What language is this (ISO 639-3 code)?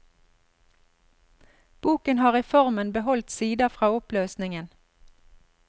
nor